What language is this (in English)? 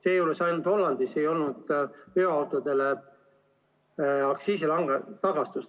Estonian